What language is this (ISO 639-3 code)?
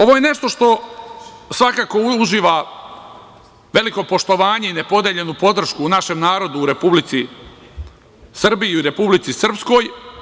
srp